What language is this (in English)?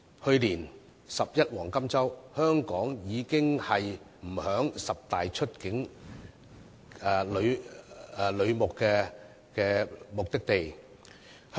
Cantonese